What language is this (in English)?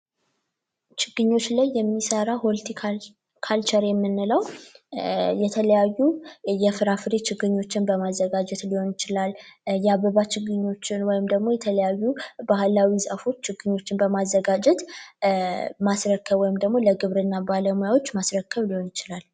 Amharic